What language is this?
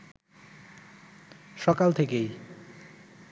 Bangla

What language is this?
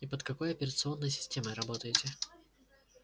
Russian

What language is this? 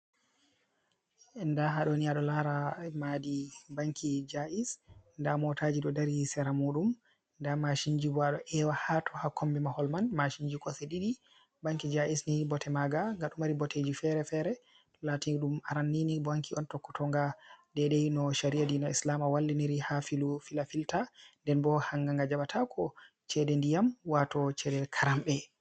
Fula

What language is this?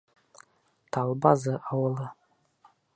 Bashkir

